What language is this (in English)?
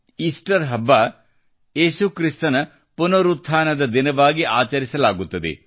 Kannada